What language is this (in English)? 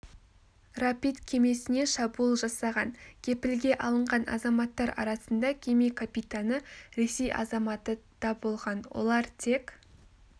Kazakh